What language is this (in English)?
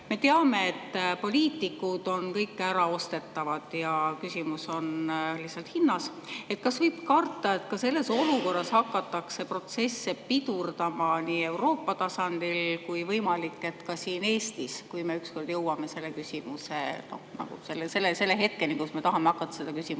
Estonian